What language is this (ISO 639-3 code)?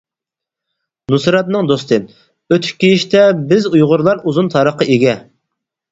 uig